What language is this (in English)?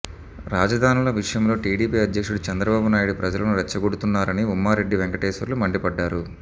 Telugu